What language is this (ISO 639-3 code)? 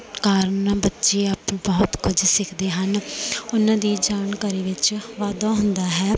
pan